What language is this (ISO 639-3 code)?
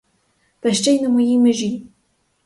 ukr